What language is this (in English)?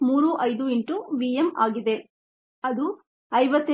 Kannada